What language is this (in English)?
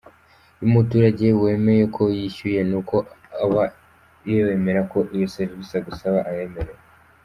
Kinyarwanda